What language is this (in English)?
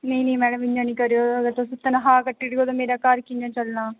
Dogri